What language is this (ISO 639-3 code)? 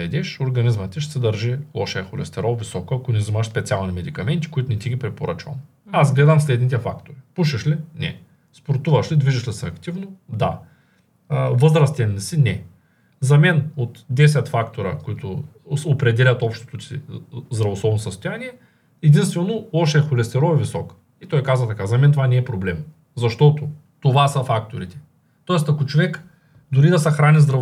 bul